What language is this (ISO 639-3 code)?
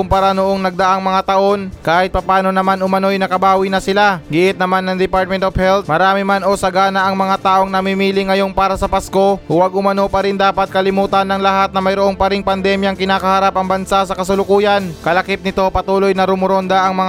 fil